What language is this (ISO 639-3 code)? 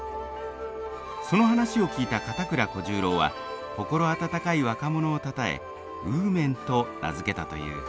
jpn